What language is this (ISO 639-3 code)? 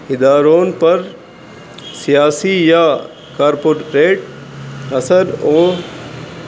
urd